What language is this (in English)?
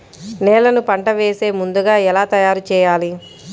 Telugu